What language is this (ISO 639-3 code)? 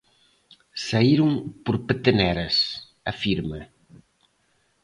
glg